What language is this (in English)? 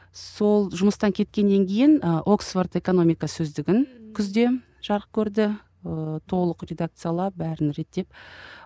Kazakh